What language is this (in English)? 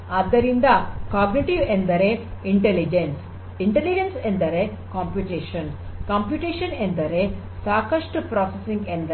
Kannada